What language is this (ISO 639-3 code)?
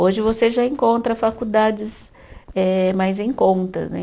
por